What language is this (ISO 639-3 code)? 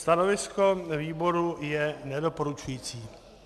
ces